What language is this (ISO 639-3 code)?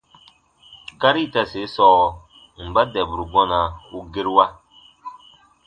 bba